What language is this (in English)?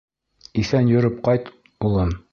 Bashkir